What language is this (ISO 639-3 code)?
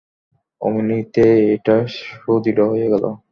ben